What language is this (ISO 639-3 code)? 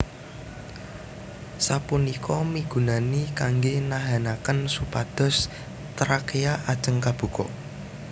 jav